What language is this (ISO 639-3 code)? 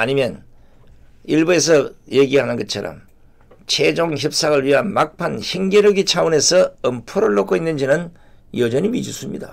kor